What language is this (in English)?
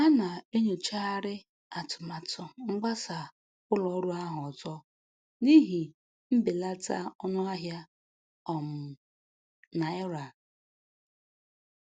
Igbo